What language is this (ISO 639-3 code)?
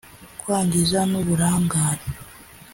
kin